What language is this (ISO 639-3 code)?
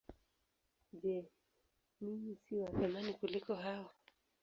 swa